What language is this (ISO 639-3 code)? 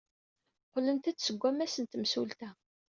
kab